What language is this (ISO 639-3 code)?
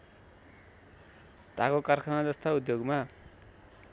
nep